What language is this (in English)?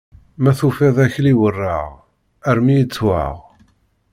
Kabyle